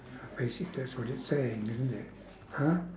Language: English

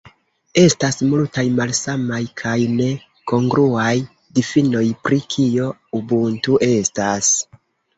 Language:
Esperanto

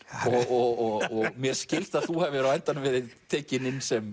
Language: Icelandic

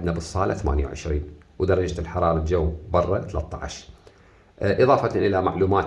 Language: Arabic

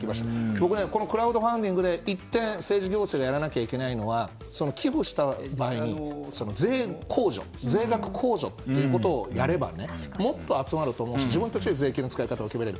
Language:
Japanese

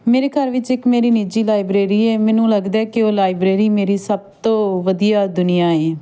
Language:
Punjabi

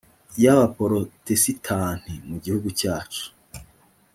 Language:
Kinyarwanda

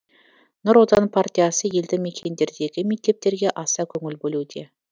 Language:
Kazakh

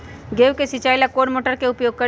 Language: Magahi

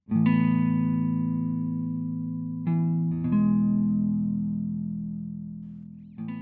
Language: Indonesian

